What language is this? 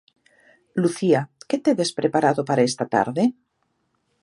Galician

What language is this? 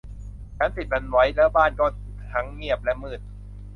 Thai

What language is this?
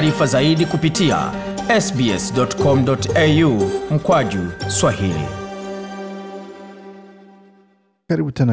Swahili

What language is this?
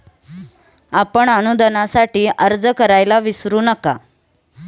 Marathi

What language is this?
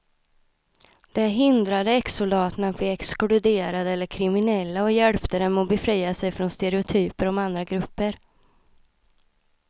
Swedish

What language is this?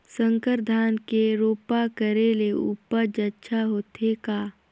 Chhattisgarhi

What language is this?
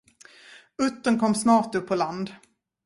Swedish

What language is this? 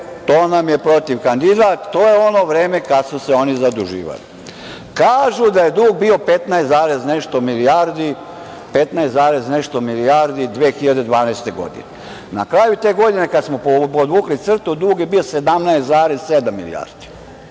Serbian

